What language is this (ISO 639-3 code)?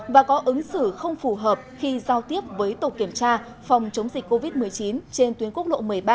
vie